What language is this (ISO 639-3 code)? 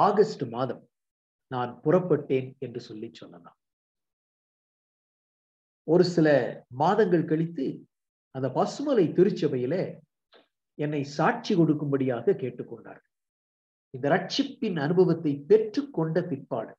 tam